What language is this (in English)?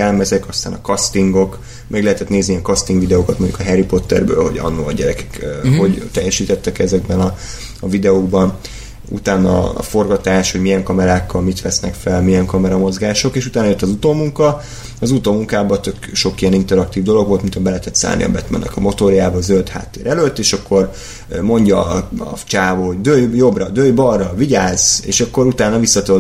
Hungarian